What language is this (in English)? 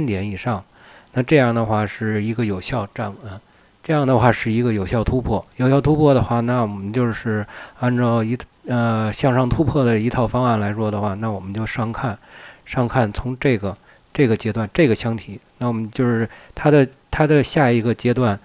Chinese